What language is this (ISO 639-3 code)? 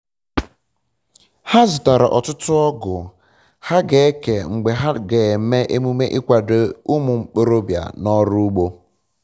ibo